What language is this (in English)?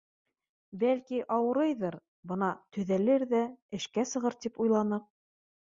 Bashkir